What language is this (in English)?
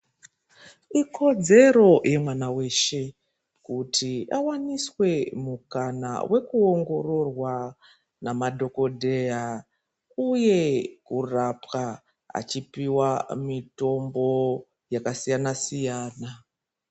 Ndau